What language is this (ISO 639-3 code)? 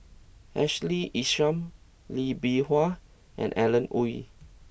eng